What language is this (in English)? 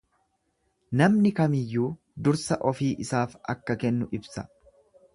Oromo